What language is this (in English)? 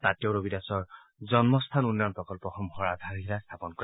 Assamese